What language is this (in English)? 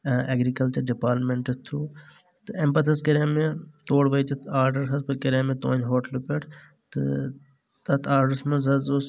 Kashmiri